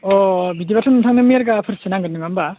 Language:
Bodo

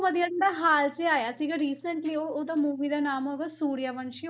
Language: Punjabi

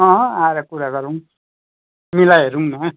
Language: Nepali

